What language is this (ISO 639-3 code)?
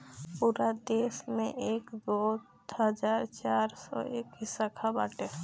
bho